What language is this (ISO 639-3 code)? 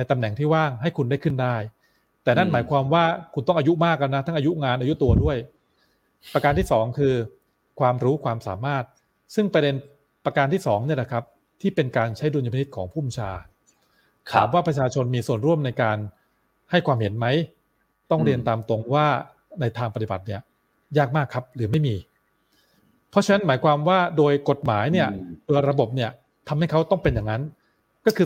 tha